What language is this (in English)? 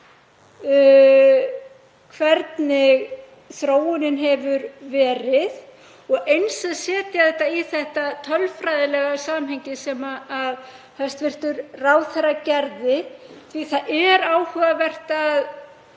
Icelandic